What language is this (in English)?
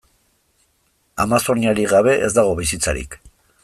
Basque